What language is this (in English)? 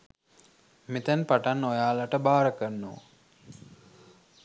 Sinhala